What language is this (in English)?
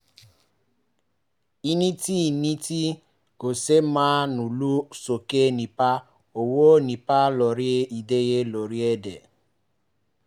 Yoruba